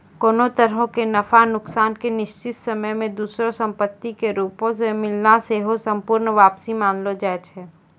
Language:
Maithili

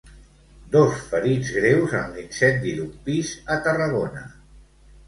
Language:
Catalan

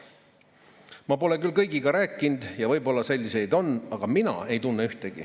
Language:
Estonian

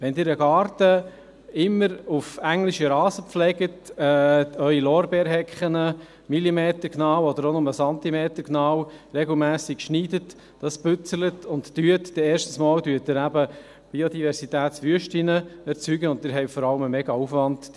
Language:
Swiss German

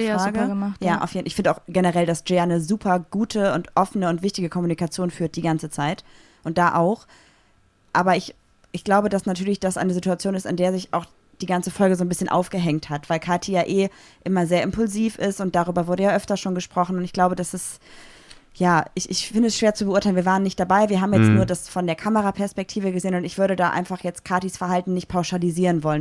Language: German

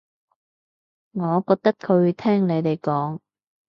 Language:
Cantonese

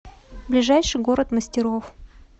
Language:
Russian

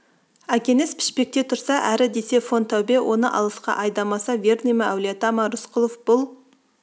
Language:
Kazakh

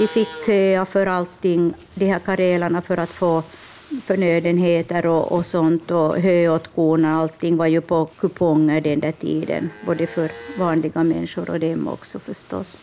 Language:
Swedish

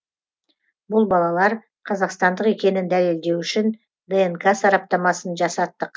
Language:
Kazakh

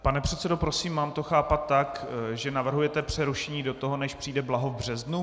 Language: Czech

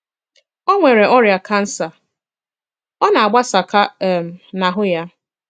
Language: Igbo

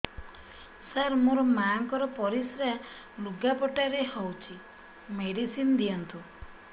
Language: Odia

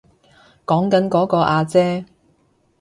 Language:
Cantonese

